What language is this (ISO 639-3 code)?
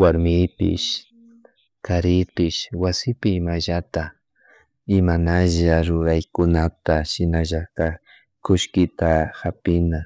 qug